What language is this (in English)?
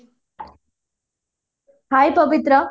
Odia